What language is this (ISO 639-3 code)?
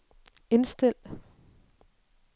dan